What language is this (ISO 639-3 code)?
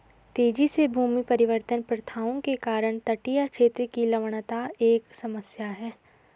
hin